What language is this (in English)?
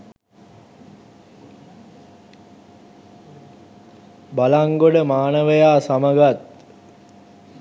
Sinhala